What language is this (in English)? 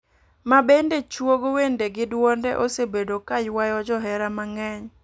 Luo (Kenya and Tanzania)